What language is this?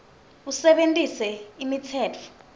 Swati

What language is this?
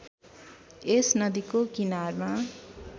Nepali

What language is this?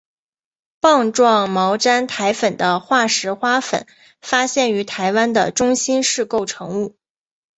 Chinese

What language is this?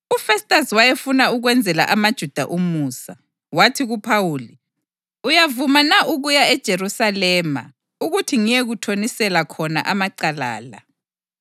North Ndebele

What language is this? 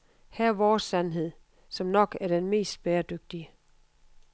Danish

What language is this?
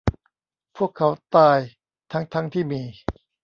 Thai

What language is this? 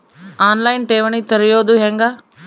Kannada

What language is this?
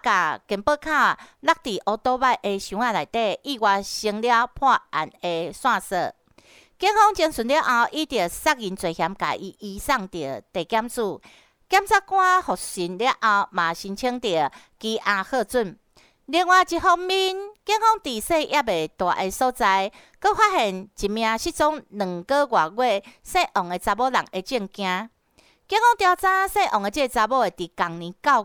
Chinese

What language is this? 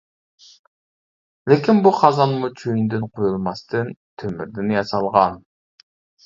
Uyghur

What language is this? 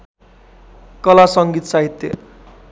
Nepali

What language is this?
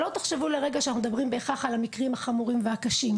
Hebrew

